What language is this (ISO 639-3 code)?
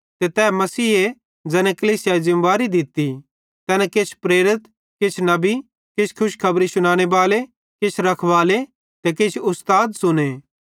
bhd